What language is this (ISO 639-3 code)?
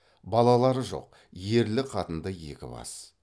kaz